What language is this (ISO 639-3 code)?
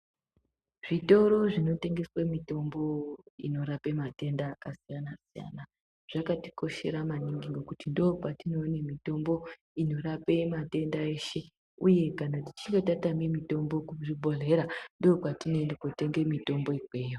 ndc